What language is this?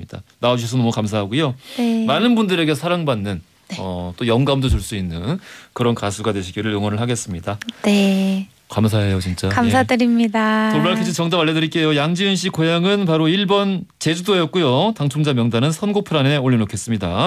Korean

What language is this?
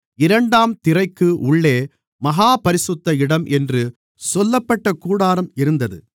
Tamil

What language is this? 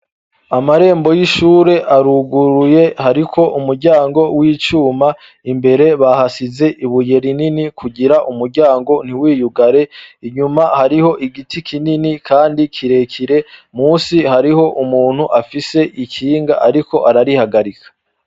Rundi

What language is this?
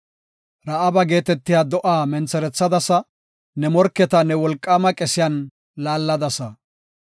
Gofa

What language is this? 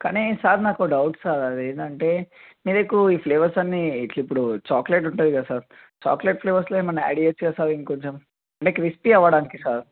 Telugu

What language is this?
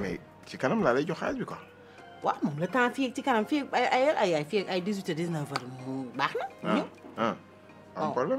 Indonesian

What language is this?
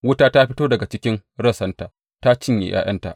Hausa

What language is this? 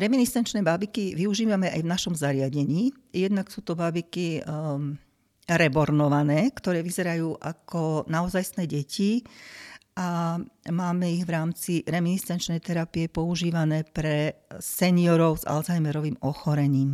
Slovak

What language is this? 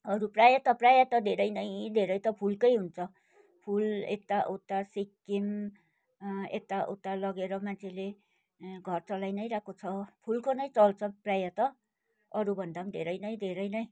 Nepali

